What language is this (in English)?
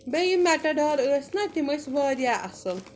Kashmiri